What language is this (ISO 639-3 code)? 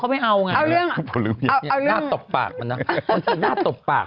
tha